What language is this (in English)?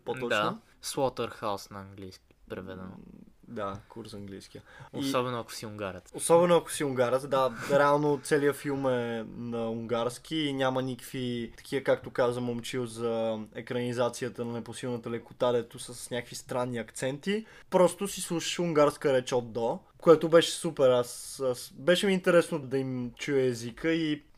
Bulgarian